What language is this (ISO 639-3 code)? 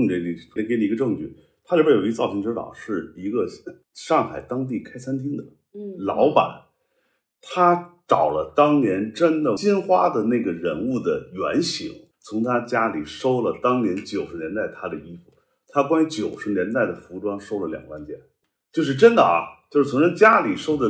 zho